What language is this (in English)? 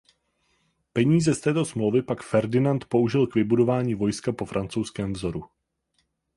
Czech